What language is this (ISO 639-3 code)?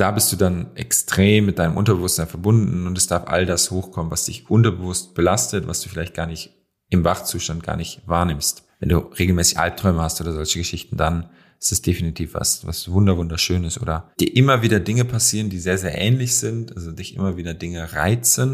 deu